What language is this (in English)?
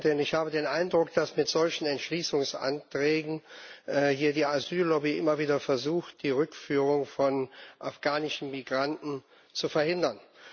German